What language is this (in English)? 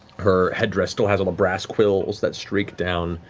English